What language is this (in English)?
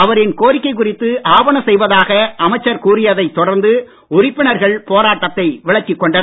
Tamil